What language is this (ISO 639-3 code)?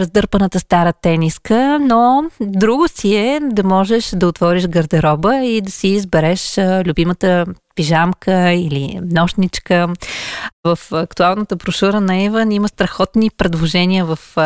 bul